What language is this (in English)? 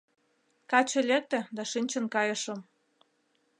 Mari